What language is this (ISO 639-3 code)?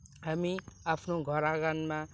nep